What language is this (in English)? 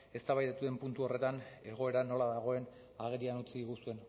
Basque